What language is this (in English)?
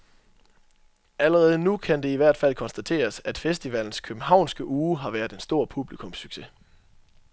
Danish